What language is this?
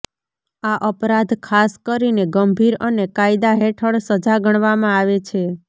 Gujarati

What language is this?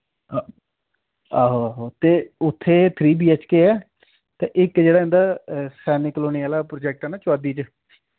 Dogri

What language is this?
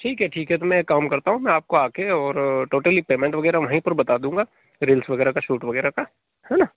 Hindi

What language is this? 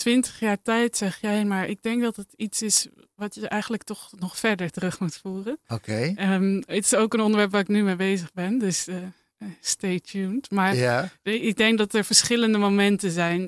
Dutch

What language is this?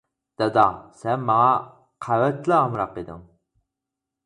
Uyghur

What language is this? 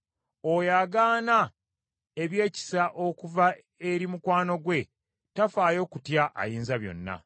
Ganda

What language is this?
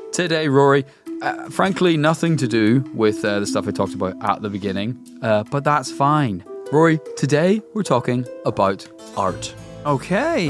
English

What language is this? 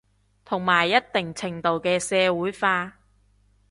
Cantonese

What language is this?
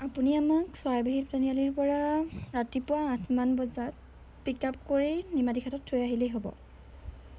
Assamese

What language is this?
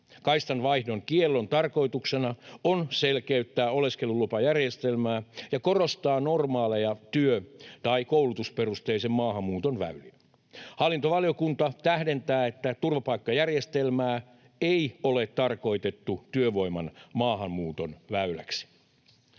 Finnish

